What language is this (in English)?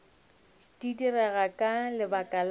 Northern Sotho